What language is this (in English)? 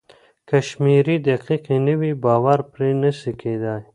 Pashto